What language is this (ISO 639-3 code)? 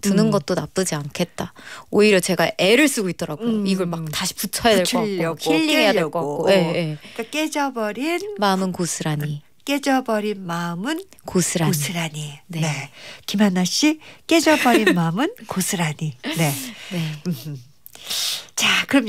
kor